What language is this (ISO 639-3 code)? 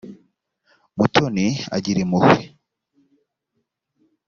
kin